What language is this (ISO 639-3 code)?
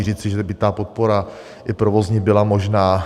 ces